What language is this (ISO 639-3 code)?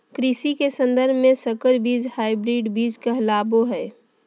mag